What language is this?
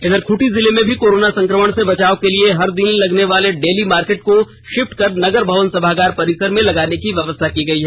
Hindi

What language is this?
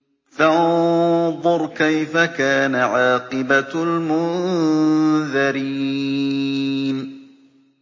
Arabic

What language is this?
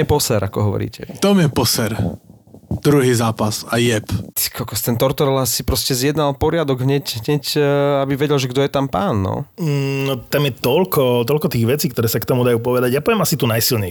Slovak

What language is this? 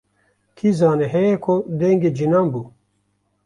Kurdish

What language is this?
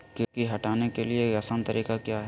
Magahi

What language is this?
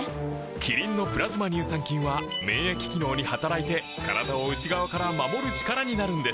Japanese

